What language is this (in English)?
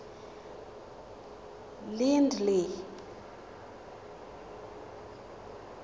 Tswana